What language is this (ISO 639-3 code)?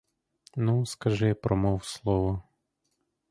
ukr